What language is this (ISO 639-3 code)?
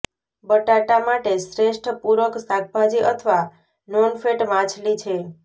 guj